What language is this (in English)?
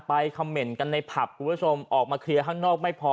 Thai